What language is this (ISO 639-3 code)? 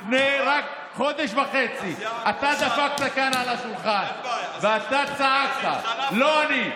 heb